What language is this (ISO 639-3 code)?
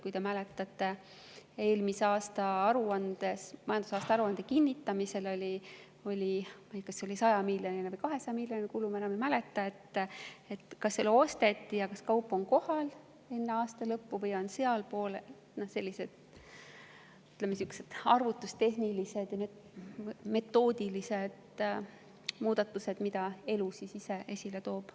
est